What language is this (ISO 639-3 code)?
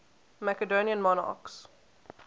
eng